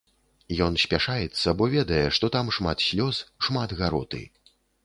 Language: Belarusian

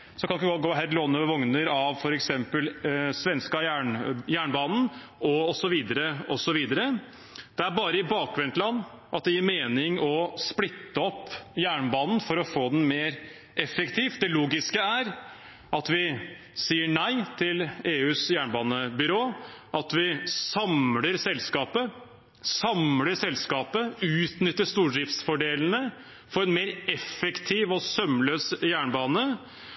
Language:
Norwegian Bokmål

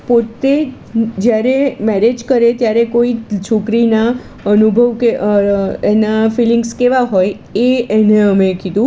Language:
Gujarati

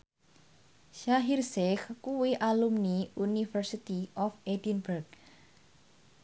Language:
Javanese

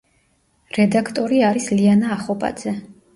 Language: Georgian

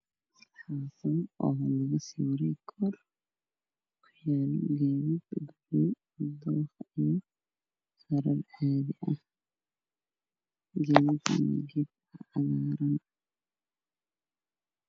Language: Somali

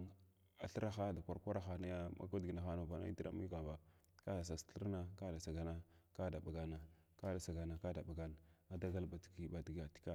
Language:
Glavda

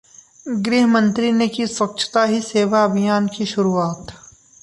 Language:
Hindi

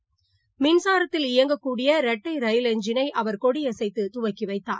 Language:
Tamil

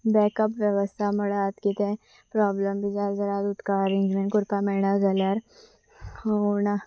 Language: Konkani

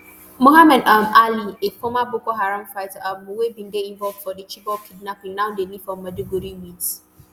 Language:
Nigerian Pidgin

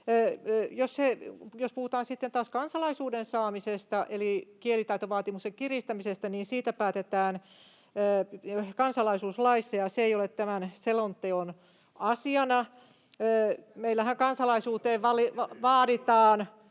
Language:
Finnish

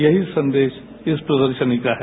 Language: Hindi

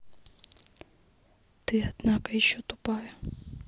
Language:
Russian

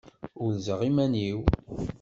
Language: Kabyle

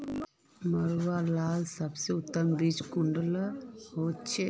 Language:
Magahi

